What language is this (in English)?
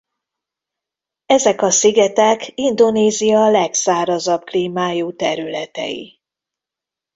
Hungarian